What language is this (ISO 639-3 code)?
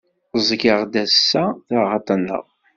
kab